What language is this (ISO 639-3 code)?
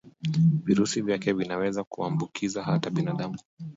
swa